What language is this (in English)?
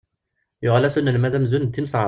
Kabyle